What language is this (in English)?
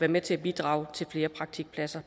Danish